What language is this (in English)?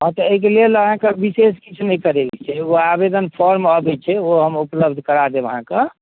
Maithili